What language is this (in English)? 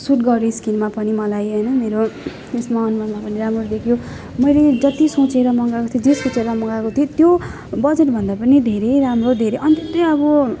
Nepali